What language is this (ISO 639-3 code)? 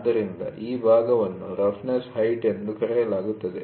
kan